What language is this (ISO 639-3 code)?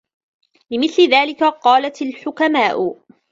ara